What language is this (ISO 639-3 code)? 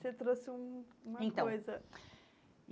por